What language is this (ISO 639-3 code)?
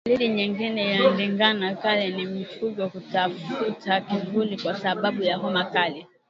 swa